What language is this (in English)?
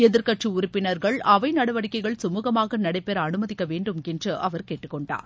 Tamil